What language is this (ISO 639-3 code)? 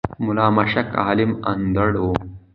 pus